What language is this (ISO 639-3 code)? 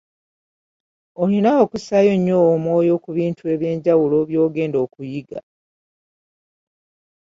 lug